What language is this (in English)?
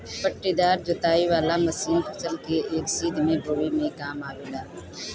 Bhojpuri